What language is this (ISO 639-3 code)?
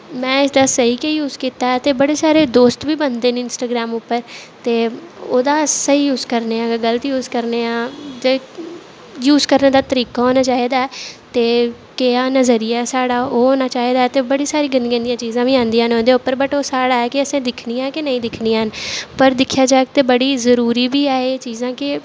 doi